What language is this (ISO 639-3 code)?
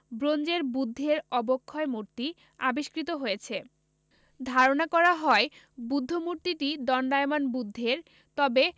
ben